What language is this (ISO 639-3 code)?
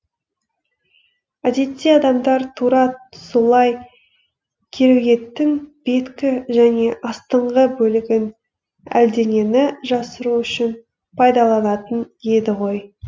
kaz